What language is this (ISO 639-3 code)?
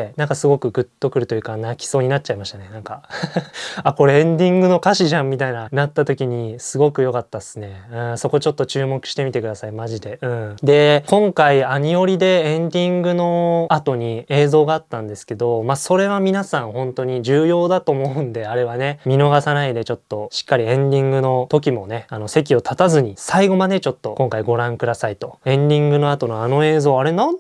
jpn